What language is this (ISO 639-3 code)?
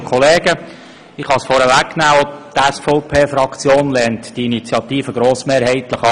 gsw